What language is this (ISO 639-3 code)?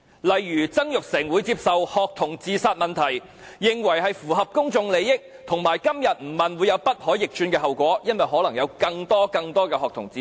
yue